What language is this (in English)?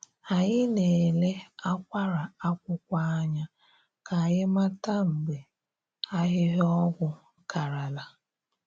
Igbo